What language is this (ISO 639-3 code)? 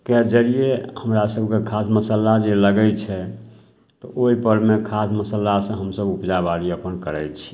mai